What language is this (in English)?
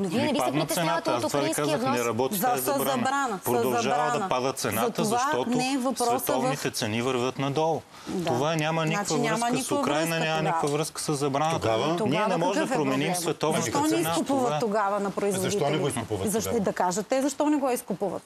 Bulgarian